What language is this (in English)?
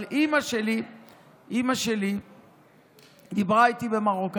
Hebrew